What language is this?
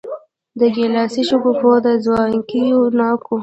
Pashto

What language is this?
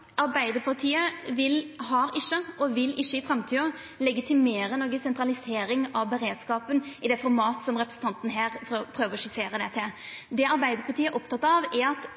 Norwegian Nynorsk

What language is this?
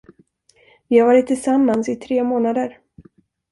Swedish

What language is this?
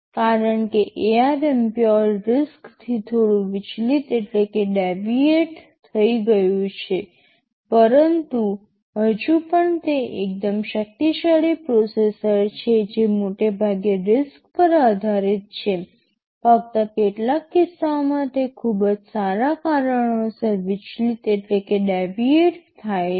Gujarati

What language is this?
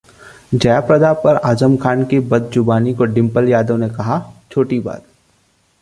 Hindi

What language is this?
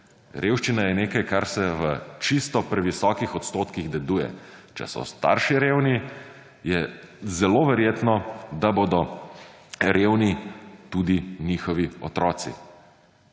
Slovenian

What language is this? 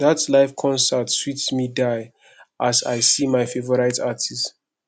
Nigerian Pidgin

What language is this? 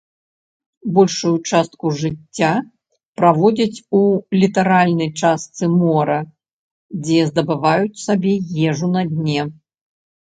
Belarusian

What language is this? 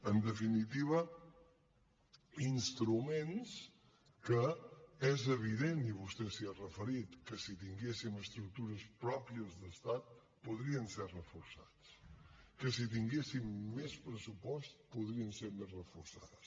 Catalan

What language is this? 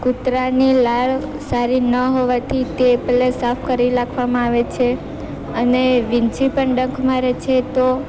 Gujarati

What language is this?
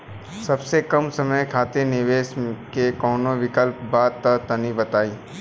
Bhojpuri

